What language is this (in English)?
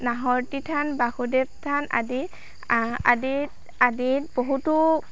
Assamese